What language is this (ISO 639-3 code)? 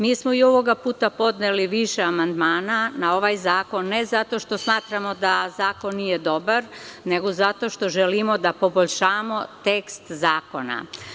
srp